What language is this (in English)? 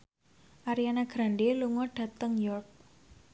Javanese